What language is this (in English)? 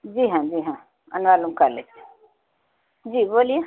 Urdu